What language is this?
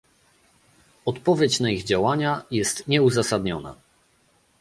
Polish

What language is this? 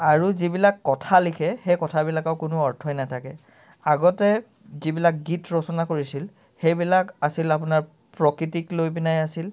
Assamese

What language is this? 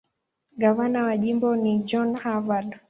Swahili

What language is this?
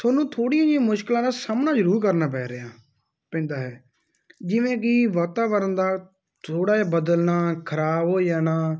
Punjabi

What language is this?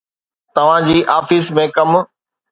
Sindhi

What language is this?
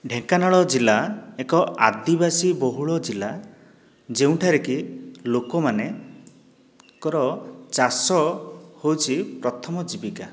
Odia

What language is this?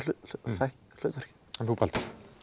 Icelandic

